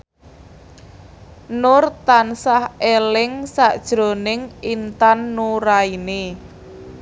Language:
Javanese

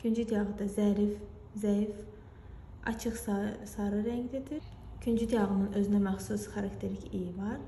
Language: Turkish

